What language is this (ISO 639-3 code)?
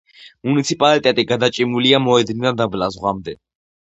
kat